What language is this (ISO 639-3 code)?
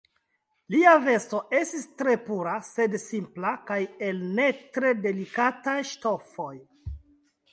epo